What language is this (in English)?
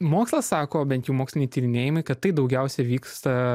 Lithuanian